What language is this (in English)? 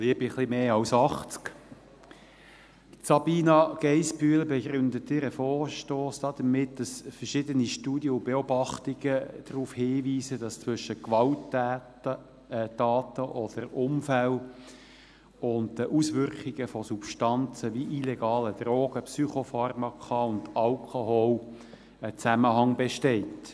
Swiss German